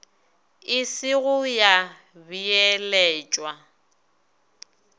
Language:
Northern Sotho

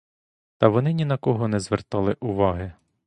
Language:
Ukrainian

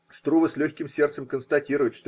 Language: Russian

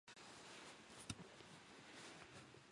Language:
Japanese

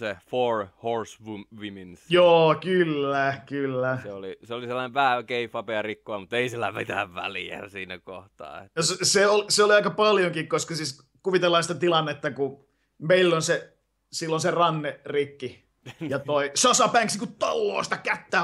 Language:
Finnish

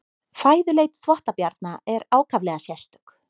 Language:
Icelandic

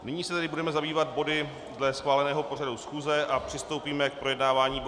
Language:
Czech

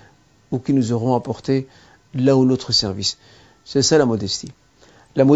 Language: French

